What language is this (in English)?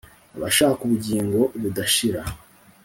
Kinyarwanda